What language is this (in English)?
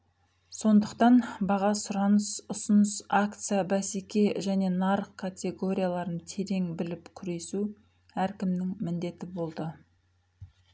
Kazakh